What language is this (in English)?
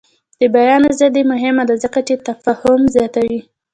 Pashto